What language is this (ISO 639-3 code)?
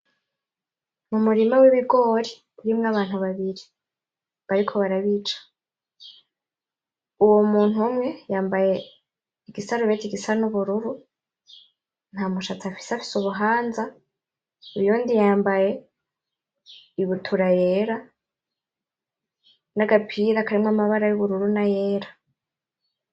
run